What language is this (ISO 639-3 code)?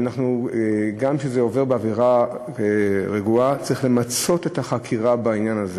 heb